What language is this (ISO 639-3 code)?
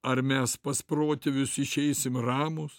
lit